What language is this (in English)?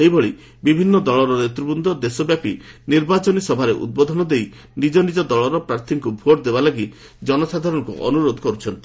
Odia